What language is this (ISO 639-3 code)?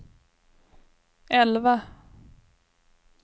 swe